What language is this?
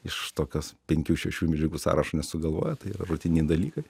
Lithuanian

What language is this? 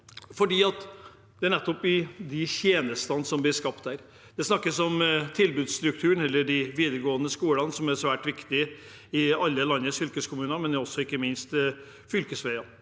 Norwegian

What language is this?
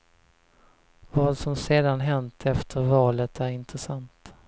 Swedish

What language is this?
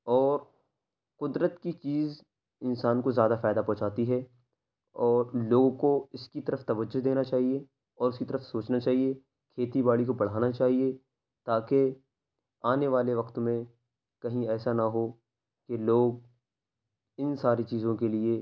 Urdu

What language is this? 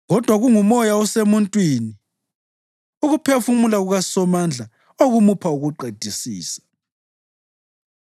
North Ndebele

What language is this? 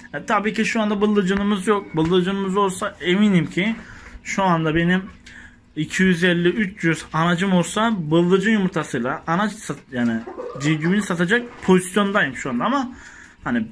Turkish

